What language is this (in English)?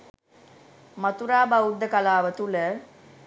Sinhala